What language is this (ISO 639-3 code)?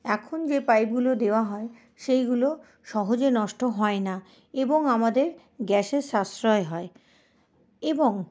ben